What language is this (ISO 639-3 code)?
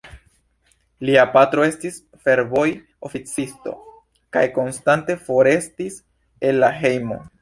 epo